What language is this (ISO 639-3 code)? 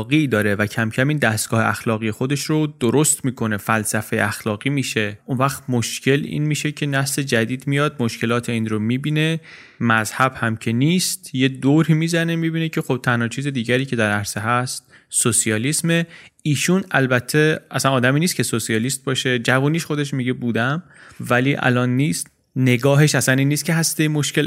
fas